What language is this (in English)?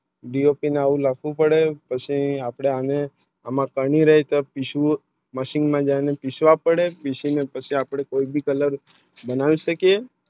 Gujarati